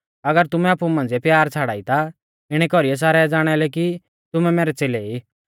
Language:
Mahasu Pahari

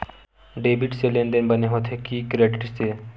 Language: Chhattisgarhi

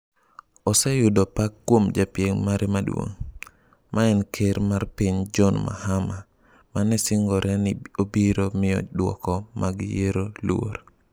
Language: Luo (Kenya and Tanzania)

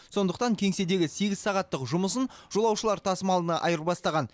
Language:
Kazakh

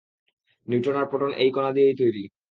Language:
Bangla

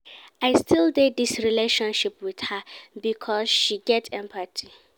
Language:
Nigerian Pidgin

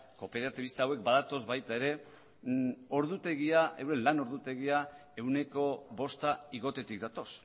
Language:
Basque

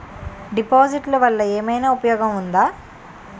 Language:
Telugu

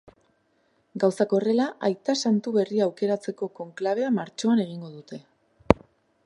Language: Basque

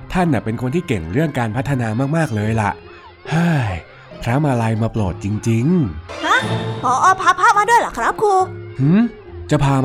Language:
Thai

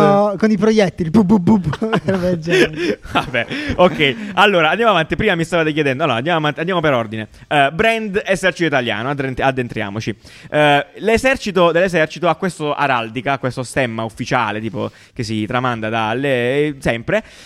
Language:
Italian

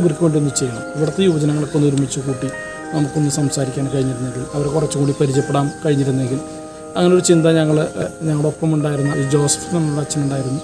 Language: Turkish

